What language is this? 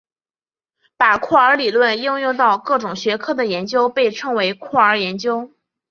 Chinese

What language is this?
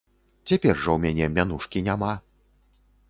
Belarusian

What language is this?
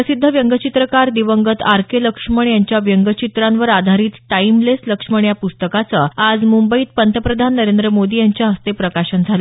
Marathi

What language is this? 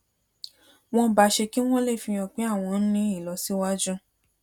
Yoruba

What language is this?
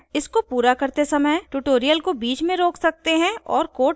Hindi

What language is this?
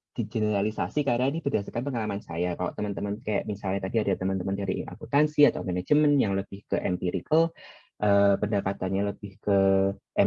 Indonesian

